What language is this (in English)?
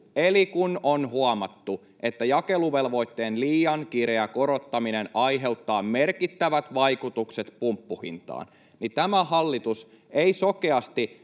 Finnish